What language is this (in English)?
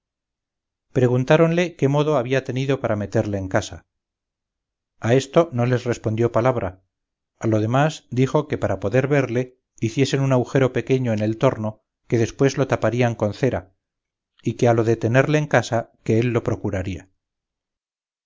Spanish